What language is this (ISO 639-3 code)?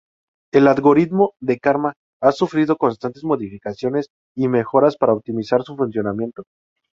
spa